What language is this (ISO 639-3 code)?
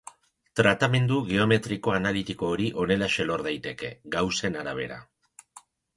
eus